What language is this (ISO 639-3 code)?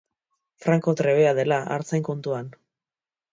eus